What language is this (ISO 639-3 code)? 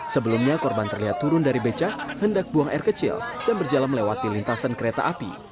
ind